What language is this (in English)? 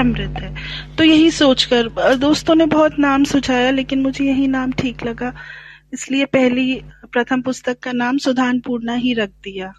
Hindi